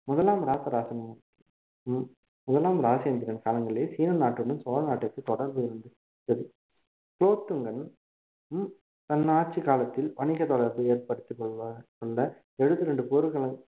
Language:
Tamil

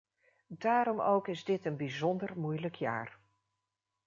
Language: Dutch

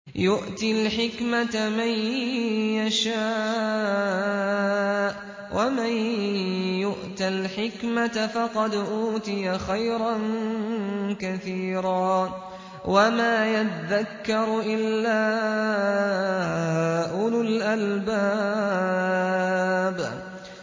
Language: Arabic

